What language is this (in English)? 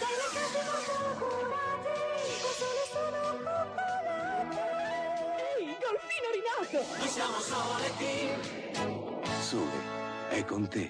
Italian